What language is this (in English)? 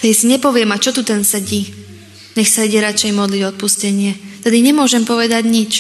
Slovak